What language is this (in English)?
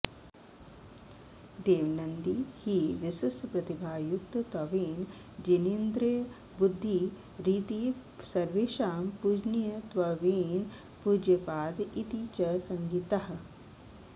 Sanskrit